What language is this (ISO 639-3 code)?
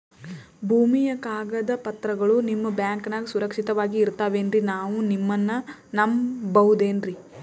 kan